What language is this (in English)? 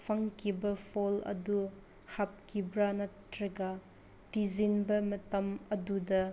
Manipuri